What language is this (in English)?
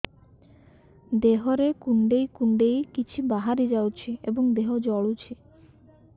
Odia